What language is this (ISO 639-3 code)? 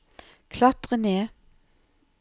nor